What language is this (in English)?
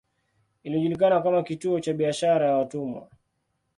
Swahili